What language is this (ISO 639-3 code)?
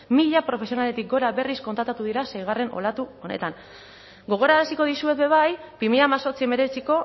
eus